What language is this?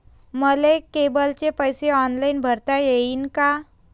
Marathi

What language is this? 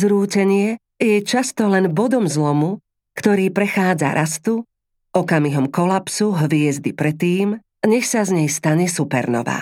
Slovak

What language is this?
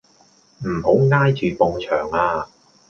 Cantonese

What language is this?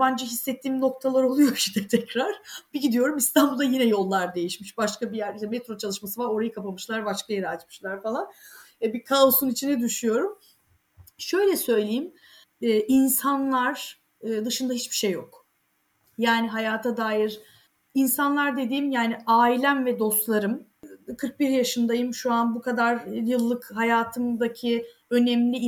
Turkish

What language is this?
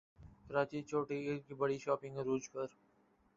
Urdu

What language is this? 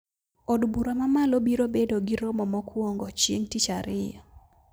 Luo (Kenya and Tanzania)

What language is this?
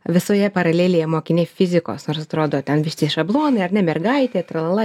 Lithuanian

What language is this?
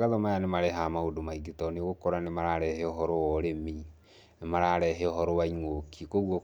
Kikuyu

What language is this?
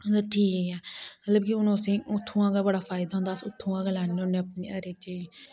Dogri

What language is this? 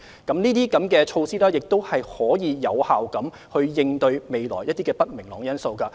Cantonese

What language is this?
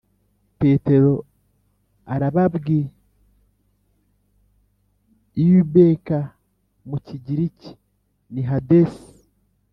Kinyarwanda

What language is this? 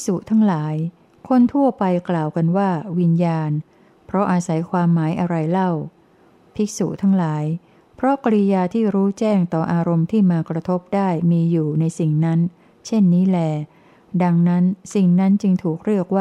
Thai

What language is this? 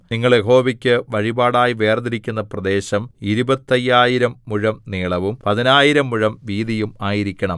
Malayalam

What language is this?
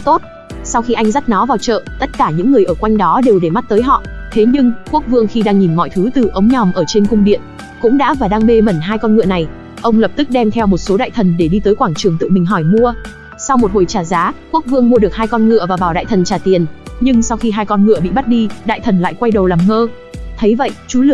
Vietnamese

